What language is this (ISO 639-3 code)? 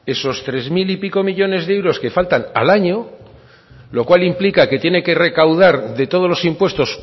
spa